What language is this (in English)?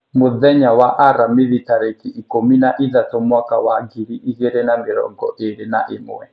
Kikuyu